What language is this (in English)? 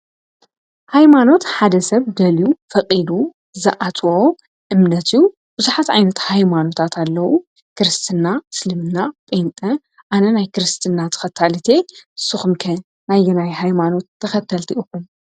Tigrinya